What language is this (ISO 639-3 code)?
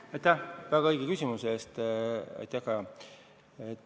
est